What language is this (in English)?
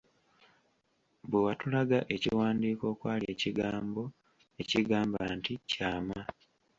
Ganda